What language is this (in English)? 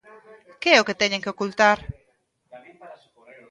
Galician